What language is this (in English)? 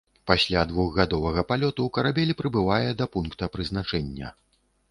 Belarusian